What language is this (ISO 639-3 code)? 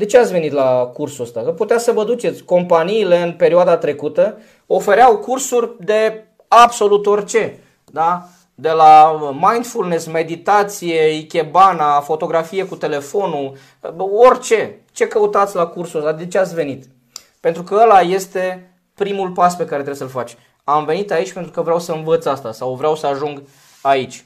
ron